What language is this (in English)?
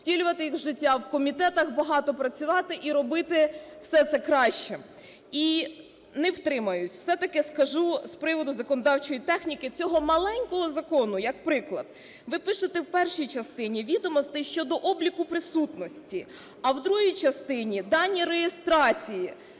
Ukrainian